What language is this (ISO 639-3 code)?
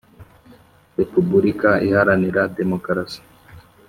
kin